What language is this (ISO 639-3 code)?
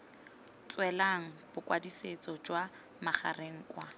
tsn